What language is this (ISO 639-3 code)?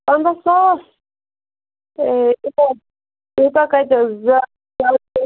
kas